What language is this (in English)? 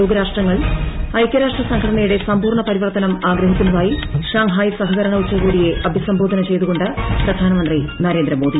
Malayalam